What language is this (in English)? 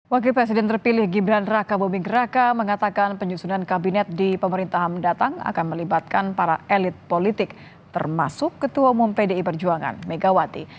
Indonesian